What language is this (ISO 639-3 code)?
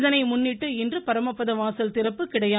tam